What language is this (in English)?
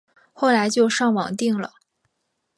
Chinese